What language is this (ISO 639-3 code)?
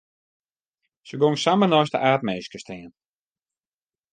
fry